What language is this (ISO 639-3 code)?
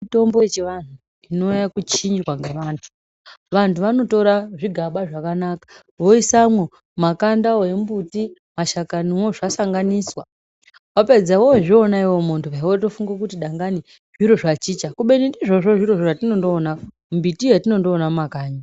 ndc